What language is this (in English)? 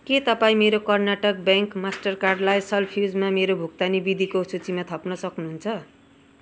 Nepali